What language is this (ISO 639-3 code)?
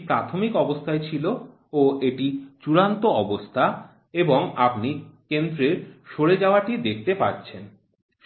ben